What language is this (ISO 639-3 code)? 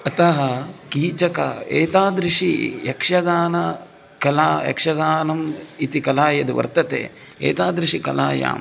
san